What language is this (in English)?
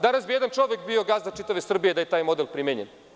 Serbian